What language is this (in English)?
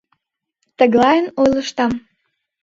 Mari